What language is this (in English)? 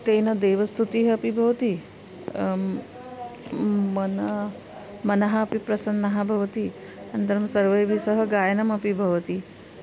Sanskrit